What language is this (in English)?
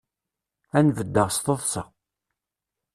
Kabyle